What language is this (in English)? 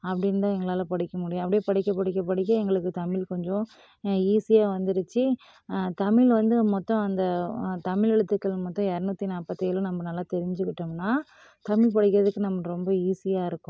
Tamil